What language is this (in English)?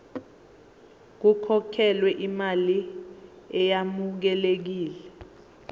Zulu